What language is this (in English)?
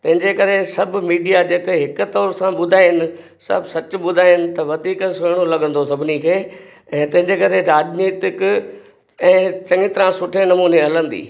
Sindhi